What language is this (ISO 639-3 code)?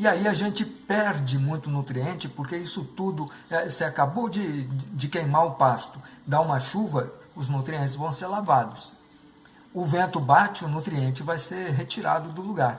por